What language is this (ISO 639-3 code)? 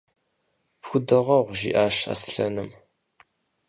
kbd